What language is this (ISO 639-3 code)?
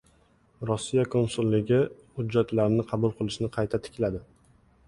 uzb